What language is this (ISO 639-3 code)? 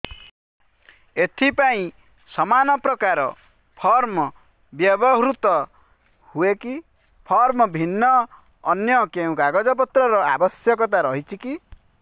ori